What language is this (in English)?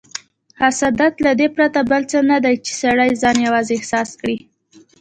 Pashto